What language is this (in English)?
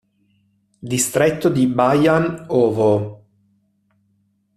Italian